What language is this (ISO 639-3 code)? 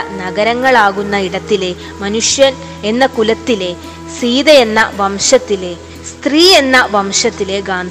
mal